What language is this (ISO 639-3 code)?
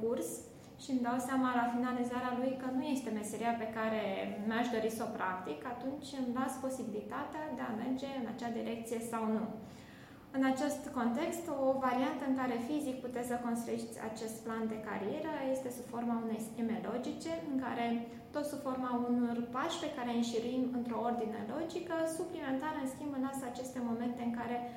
ron